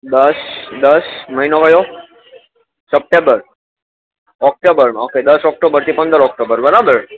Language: Gujarati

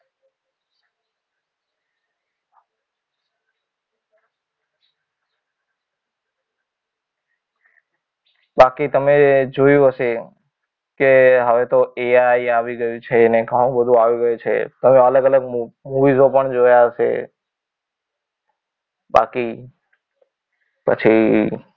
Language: Gujarati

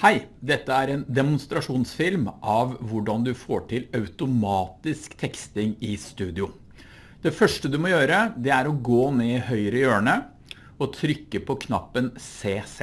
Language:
Norwegian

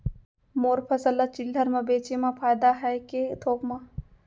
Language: Chhattisgarhi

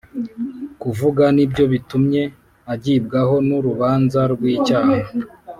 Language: Kinyarwanda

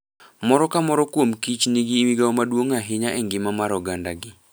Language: Luo (Kenya and Tanzania)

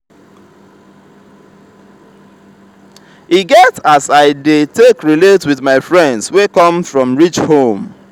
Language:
Nigerian Pidgin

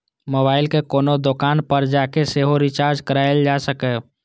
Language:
Maithili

